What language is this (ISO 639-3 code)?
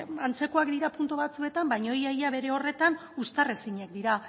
eus